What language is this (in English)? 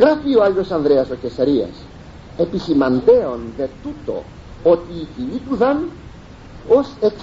Greek